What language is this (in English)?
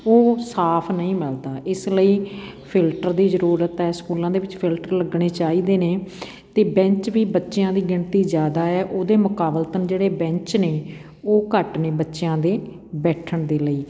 Punjabi